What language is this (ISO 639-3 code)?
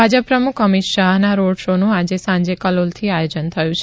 guj